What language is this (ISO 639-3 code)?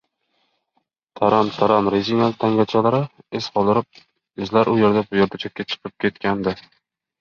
uzb